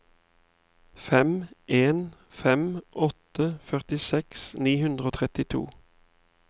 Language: Norwegian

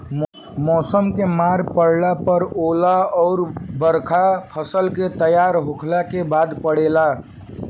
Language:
Bhojpuri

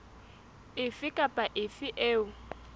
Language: Southern Sotho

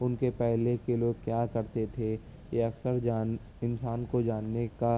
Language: Urdu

